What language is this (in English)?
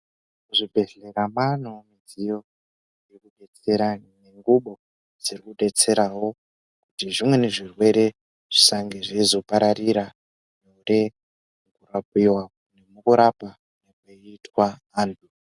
Ndau